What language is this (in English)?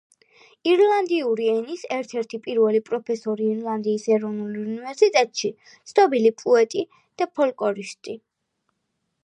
Georgian